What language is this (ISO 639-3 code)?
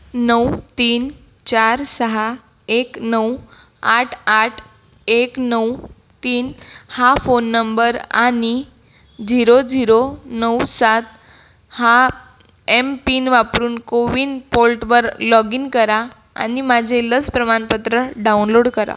mar